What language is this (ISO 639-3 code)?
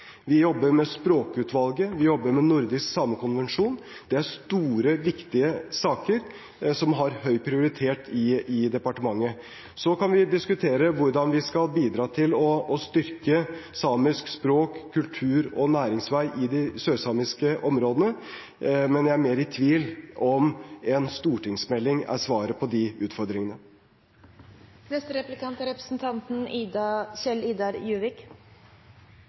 nob